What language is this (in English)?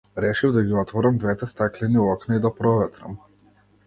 Macedonian